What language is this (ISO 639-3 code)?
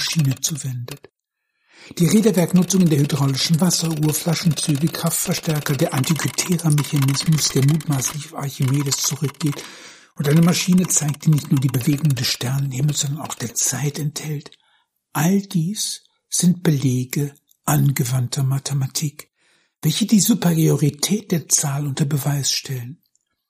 deu